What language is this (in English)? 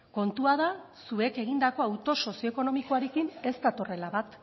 Basque